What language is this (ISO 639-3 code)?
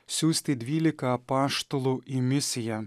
lit